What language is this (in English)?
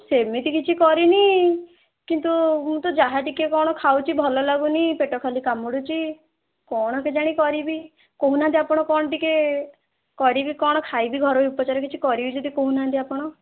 Odia